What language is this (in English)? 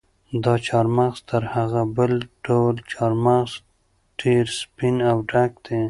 Pashto